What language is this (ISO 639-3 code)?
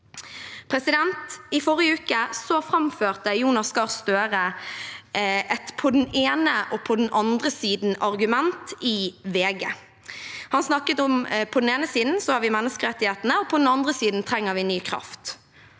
nor